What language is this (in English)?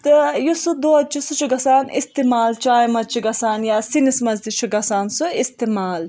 Kashmiri